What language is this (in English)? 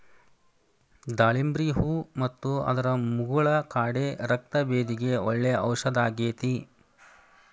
Kannada